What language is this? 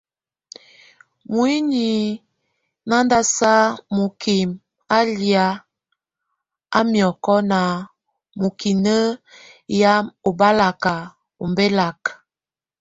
Tunen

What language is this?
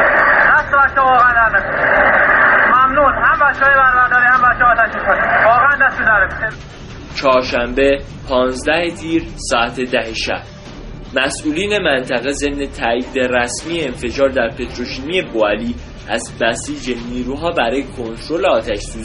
Persian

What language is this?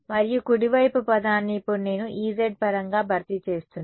Telugu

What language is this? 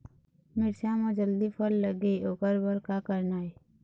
Chhattisgarhi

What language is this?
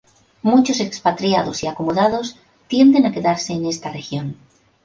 Spanish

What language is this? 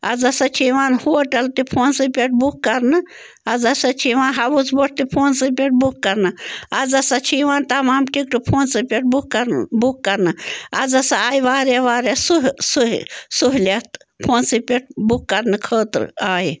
Kashmiri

